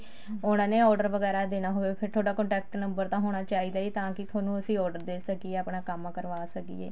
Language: Punjabi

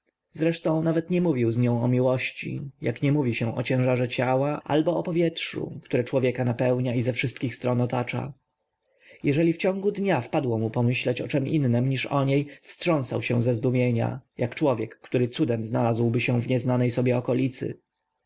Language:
Polish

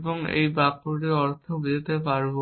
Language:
Bangla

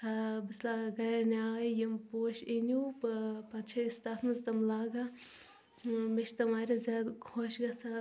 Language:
Kashmiri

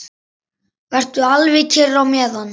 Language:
Icelandic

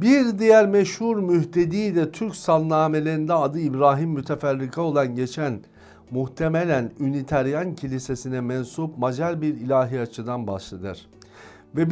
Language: Turkish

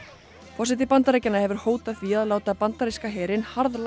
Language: Icelandic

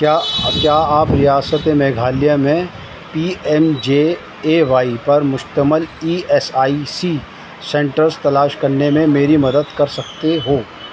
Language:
Urdu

